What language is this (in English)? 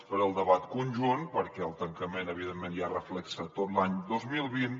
Catalan